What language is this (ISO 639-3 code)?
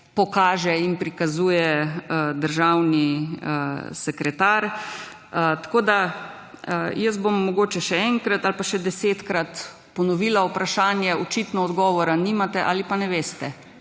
slv